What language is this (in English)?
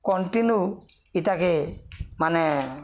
Odia